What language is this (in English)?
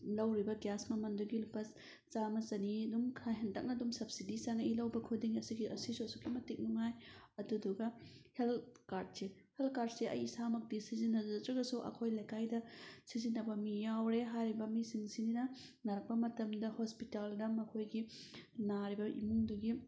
Manipuri